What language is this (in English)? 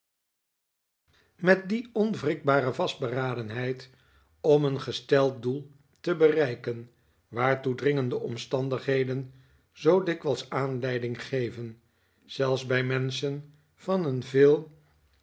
Dutch